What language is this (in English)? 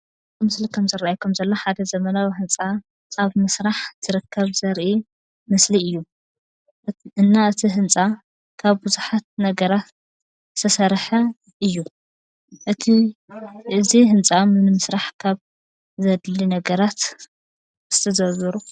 Tigrinya